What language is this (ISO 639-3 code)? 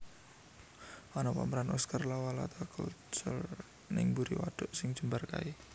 jav